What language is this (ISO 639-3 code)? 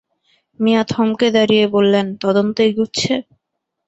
ben